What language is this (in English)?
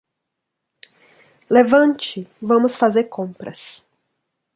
Portuguese